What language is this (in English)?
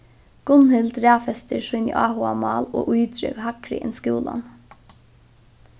Faroese